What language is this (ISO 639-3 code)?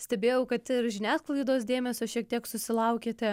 lit